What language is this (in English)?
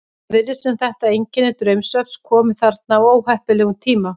Icelandic